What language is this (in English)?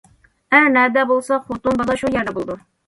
Uyghur